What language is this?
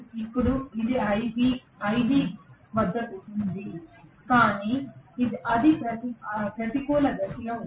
Telugu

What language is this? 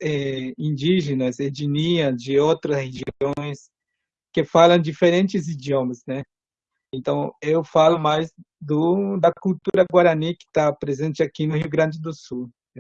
Portuguese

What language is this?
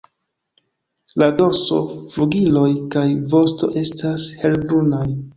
Esperanto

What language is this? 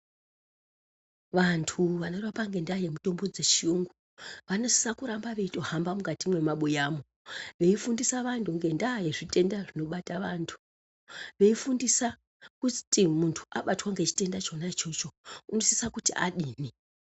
Ndau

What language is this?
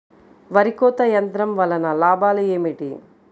Telugu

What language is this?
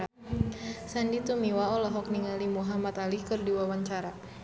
Sundanese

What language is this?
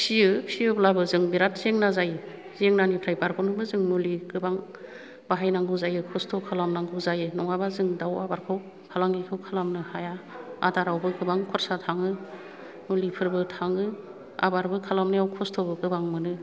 Bodo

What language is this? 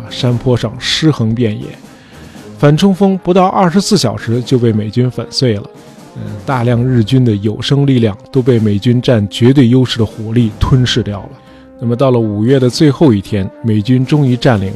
Chinese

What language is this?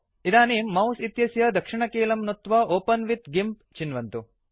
Sanskrit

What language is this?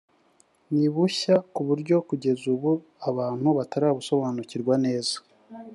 Kinyarwanda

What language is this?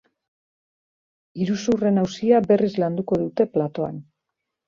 Basque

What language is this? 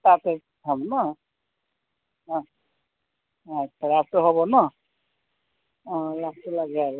Assamese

